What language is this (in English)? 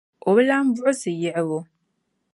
Dagbani